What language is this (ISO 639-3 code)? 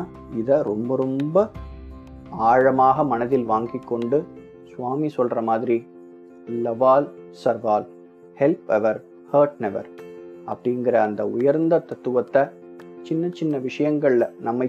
tam